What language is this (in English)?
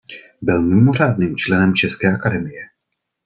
Czech